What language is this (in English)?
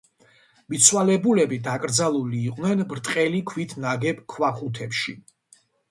Georgian